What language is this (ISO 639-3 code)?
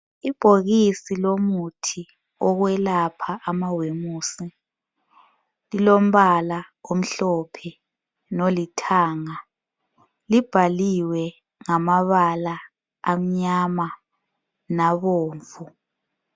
nde